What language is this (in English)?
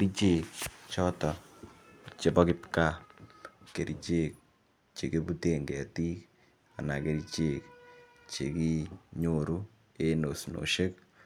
Kalenjin